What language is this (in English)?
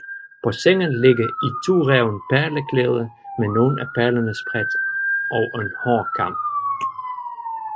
Danish